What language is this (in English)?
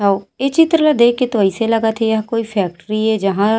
Chhattisgarhi